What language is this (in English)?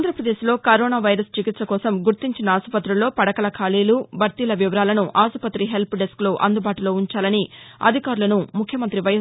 Telugu